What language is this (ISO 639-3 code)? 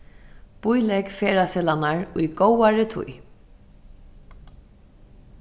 fao